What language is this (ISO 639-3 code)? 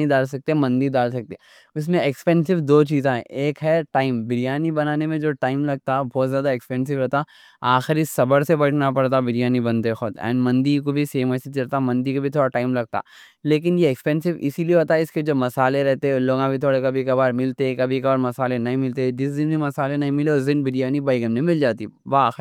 dcc